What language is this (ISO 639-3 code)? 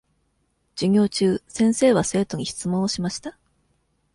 jpn